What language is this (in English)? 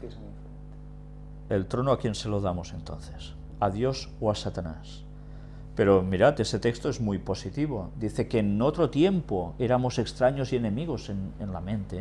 Spanish